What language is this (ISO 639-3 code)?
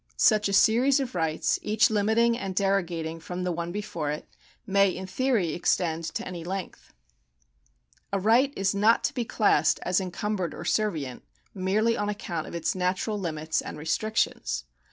eng